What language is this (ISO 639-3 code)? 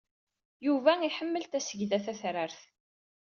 kab